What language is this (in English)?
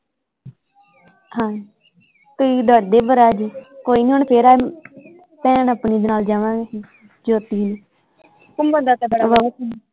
Punjabi